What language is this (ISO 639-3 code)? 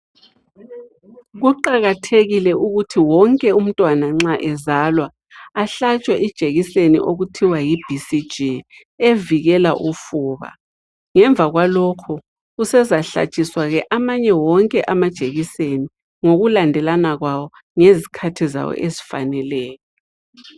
nde